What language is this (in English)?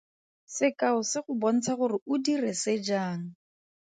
Tswana